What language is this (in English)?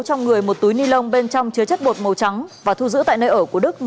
Vietnamese